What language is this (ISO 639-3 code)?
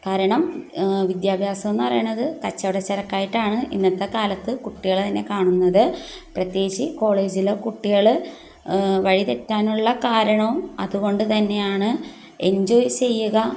mal